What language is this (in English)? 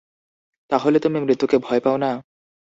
Bangla